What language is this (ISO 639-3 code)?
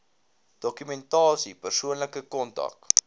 afr